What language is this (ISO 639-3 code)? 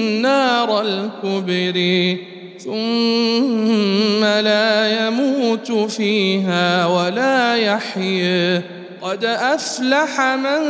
ara